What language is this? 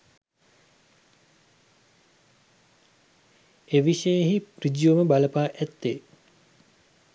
Sinhala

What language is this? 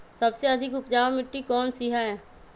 Magahi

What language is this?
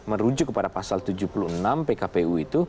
Indonesian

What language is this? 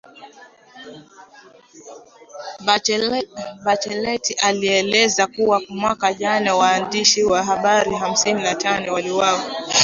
Swahili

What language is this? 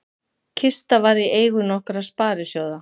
Icelandic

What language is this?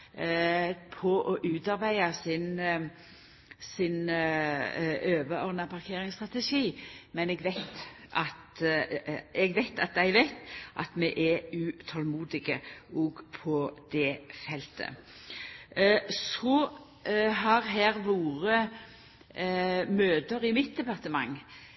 Norwegian Nynorsk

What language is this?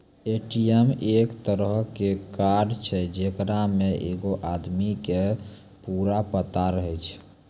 Maithili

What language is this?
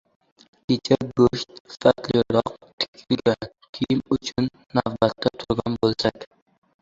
Uzbek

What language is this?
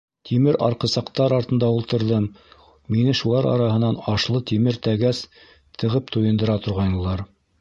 Bashkir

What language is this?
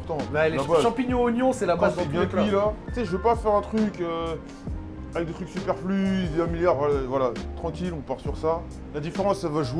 French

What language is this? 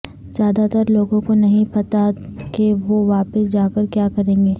Urdu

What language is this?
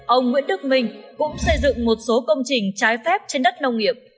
Vietnamese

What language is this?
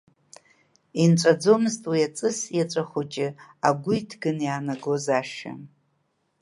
Abkhazian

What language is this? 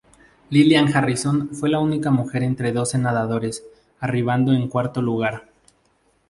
Spanish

